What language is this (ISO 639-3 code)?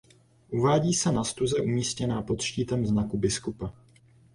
ces